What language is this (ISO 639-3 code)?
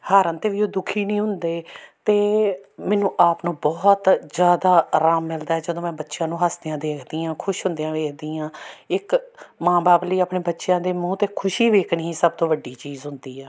pan